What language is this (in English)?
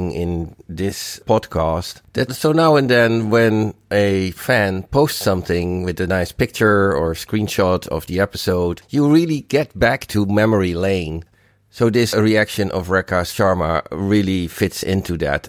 English